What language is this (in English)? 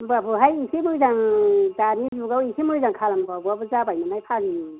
Bodo